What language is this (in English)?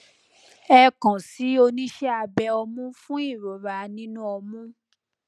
Yoruba